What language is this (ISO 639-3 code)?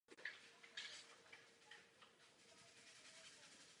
ces